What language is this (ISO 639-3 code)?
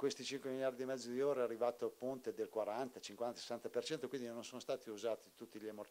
ita